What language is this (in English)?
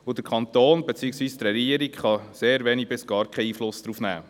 Swiss German